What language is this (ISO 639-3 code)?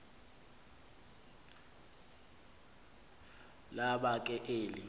xho